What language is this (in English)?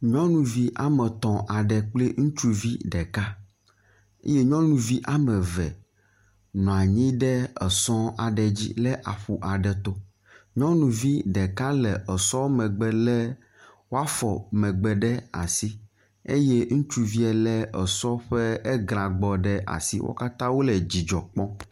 Ewe